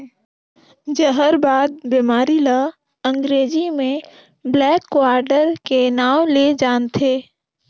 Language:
Chhattisgarhi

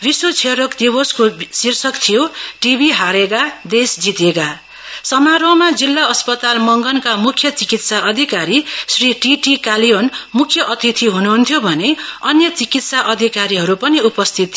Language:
Nepali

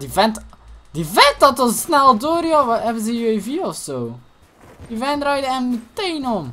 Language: Dutch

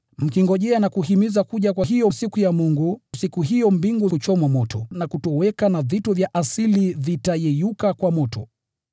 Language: Swahili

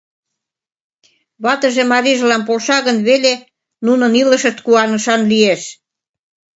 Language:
Mari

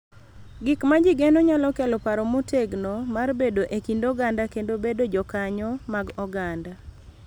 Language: Luo (Kenya and Tanzania)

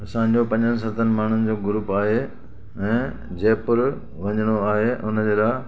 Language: Sindhi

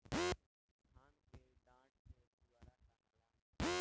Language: Bhojpuri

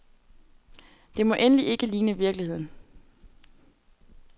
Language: Danish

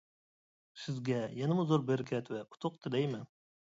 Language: Uyghur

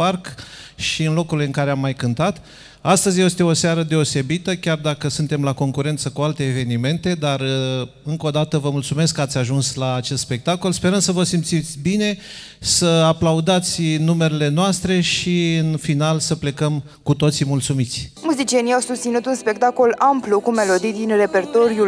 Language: Romanian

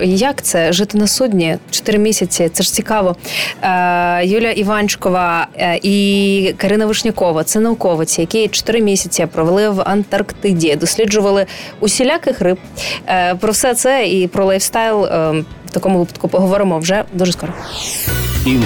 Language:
Ukrainian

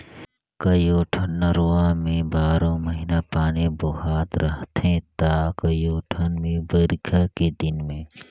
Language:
Chhattisgarhi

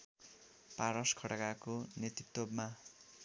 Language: Nepali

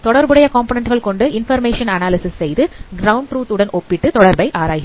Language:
Tamil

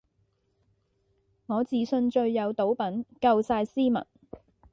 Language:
Cantonese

